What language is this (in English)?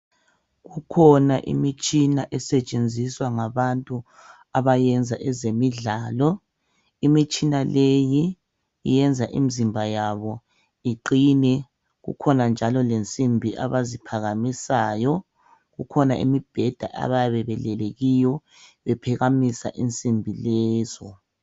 North Ndebele